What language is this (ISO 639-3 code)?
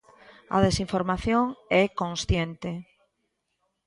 glg